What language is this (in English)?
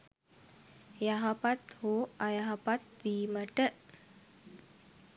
Sinhala